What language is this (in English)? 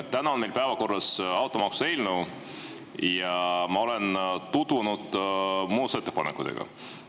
Estonian